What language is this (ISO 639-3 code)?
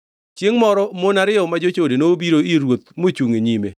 luo